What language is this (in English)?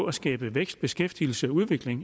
Danish